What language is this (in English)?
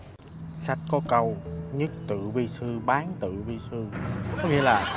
Vietnamese